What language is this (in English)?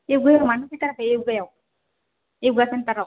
Bodo